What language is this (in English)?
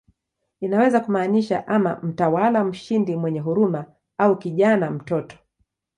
Swahili